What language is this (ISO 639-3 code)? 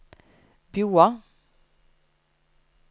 nor